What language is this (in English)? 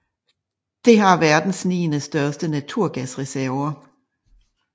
Danish